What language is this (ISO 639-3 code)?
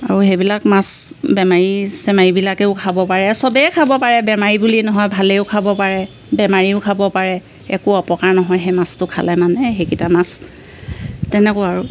asm